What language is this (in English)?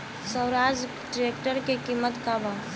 Bhojpuri